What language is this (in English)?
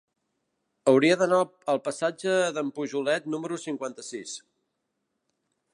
Catalan